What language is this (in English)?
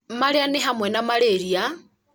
Kikuyu